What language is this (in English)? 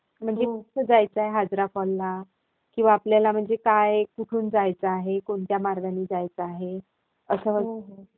Marathi